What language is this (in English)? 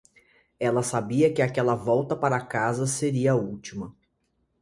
Portuguese